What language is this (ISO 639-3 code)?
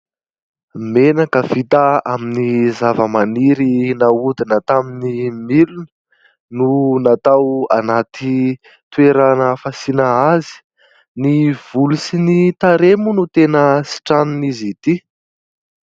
mlg